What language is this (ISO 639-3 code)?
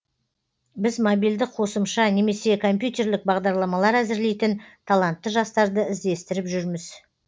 kaz